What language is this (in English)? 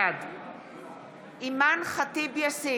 Hebrew